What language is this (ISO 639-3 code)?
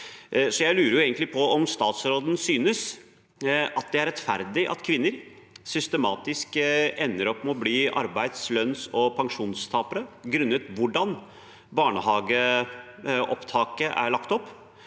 nor